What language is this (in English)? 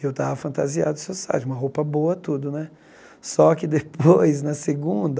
Portuguese